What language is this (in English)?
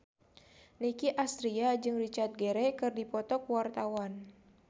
Sundanese